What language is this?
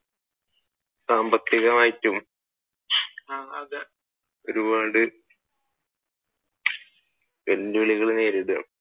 Malayalam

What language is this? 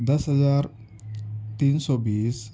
Urdu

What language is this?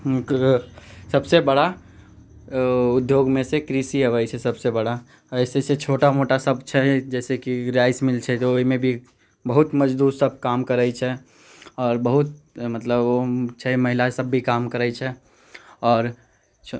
Maithili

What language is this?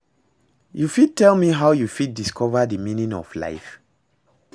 Nigerian Pidgin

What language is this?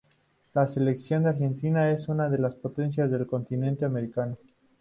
Spanish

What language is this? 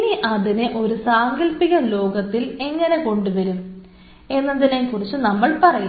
Malayalam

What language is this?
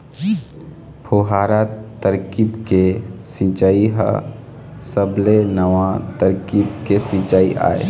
Chhattisgarhi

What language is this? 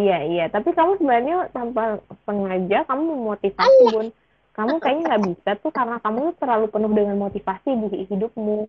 Indonesian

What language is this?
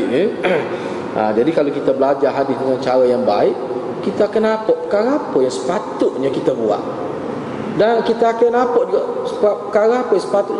Malay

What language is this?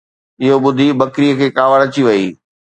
Sindhi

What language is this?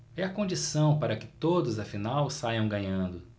Portuguese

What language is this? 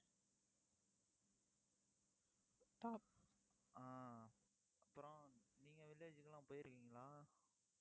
Tamil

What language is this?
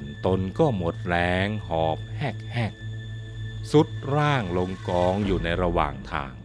Thai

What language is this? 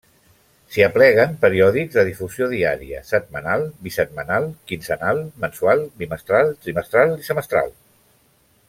Catalan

